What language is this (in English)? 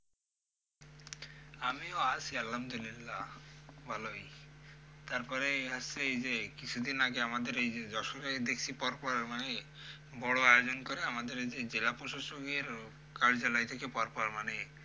Bangla